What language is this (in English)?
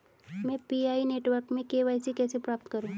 Hindi